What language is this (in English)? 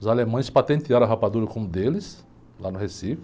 Portuguese